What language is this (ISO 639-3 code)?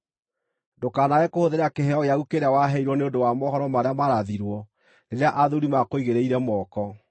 kik